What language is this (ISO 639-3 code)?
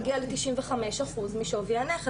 heb